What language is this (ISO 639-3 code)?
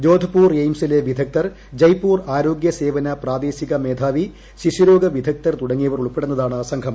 mal